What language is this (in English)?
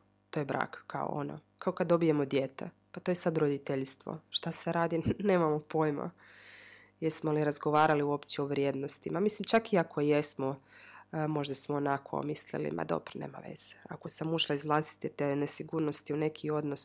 Croatian